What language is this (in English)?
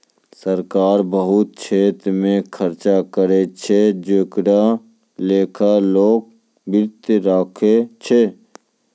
Maithili